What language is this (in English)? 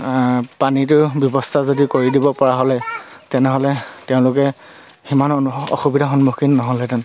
Assamese